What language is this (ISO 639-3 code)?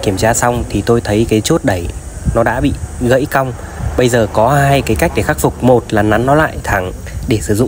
vie